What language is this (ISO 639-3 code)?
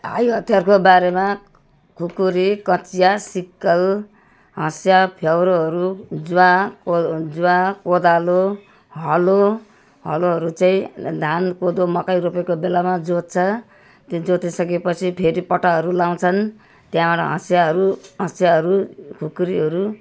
nep